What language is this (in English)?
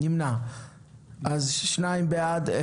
Hebrew